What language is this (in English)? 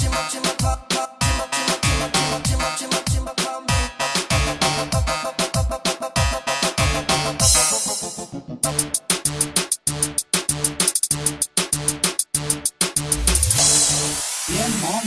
Italian